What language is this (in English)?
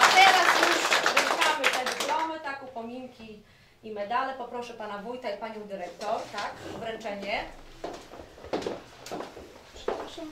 Polish